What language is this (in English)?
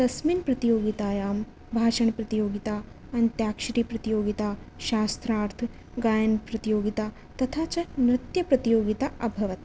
Sanskrit